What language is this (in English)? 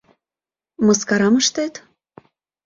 Mari